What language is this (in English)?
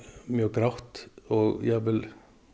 Icelandic